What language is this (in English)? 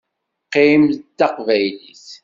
Kabyle